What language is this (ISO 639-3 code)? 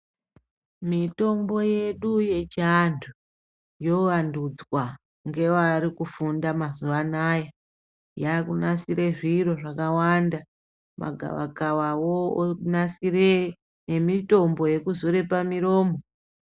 ndc